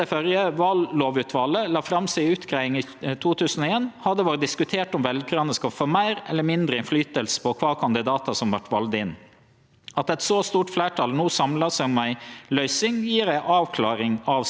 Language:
Norwegian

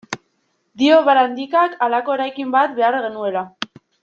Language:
Basque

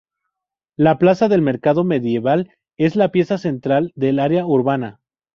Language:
Spanish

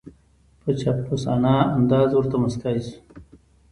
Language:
Pashto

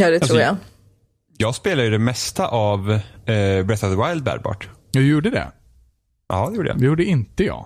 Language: Swedish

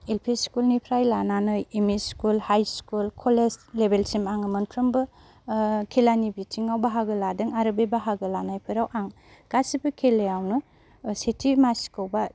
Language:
Bodo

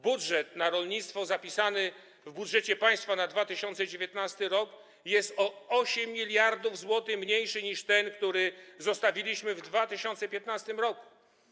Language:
Polish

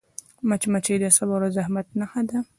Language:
Pashto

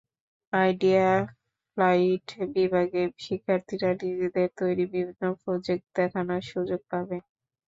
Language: Bangla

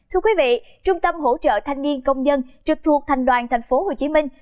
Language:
Vietnamese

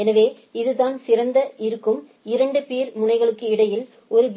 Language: Tamil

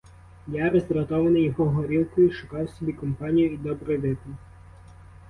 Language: Ukrainian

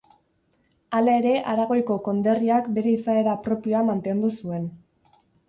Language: Basque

